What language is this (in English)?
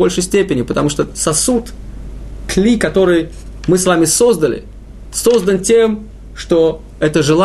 Russian